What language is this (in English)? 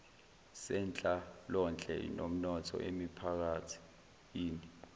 Zulu